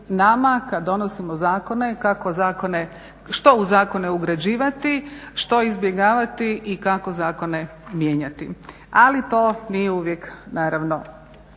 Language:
Croatian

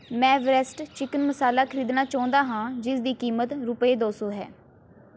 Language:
Punjabi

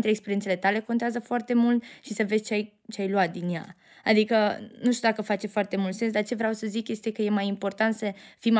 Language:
Romanian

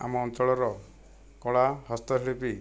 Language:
Odia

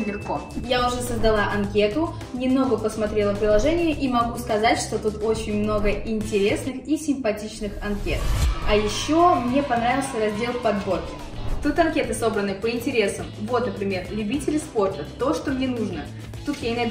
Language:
Russian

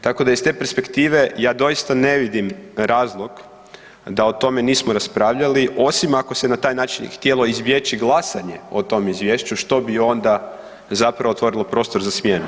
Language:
Croatian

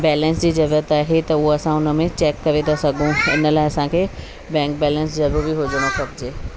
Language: Sindhi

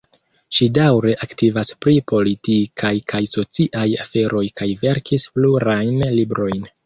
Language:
Esperanto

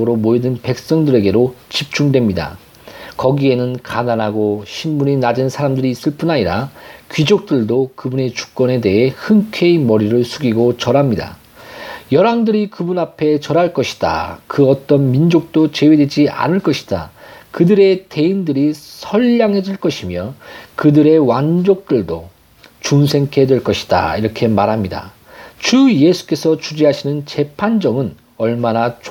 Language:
Korean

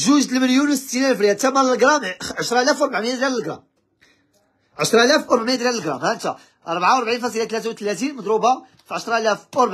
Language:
Arabic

